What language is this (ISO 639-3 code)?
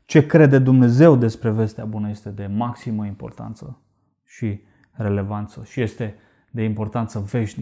ron